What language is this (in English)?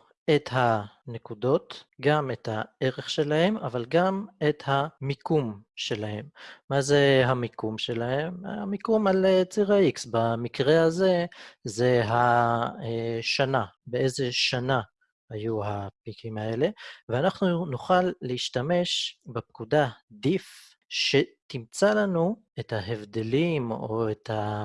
Hebrew